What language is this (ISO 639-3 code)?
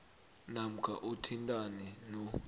nbl